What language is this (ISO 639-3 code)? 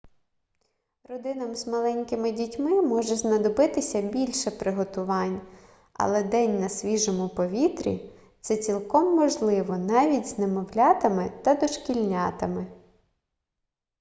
ukr